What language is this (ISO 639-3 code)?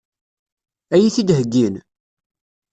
kab